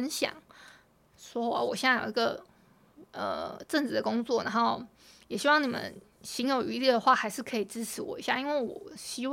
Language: Chinese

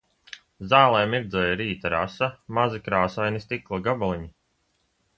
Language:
Latvian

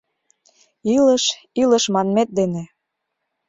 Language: Mari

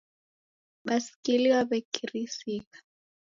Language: Taita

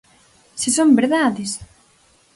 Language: Galician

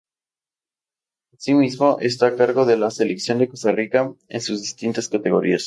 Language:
Spanish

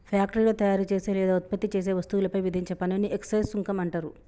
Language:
Telugu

